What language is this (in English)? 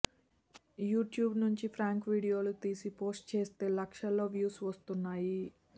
Telugu